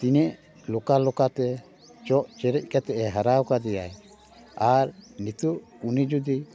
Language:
Santali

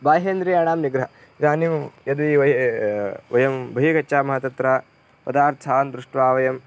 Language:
Sanskrit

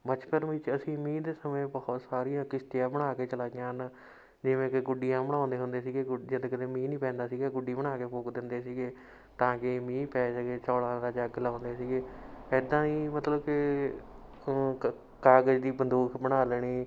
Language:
Punjabi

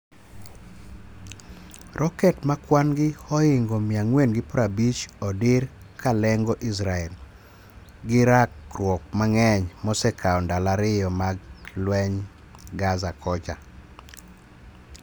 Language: Luo (Kenya and Tanzania)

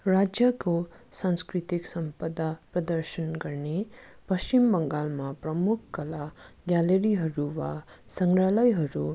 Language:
Nepali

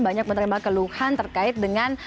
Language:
Indonesian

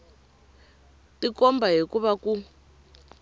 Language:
Tsonga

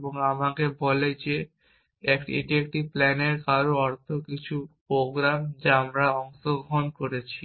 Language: Bangla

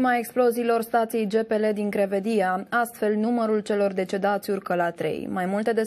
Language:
Romanian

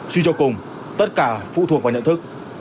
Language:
Vietnamese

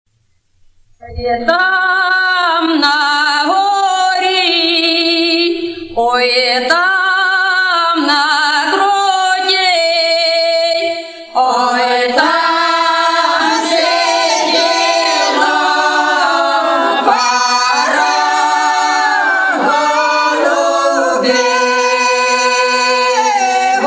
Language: Ukrainian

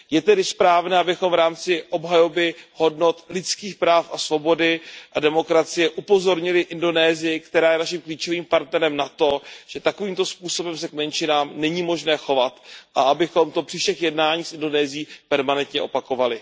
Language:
Czech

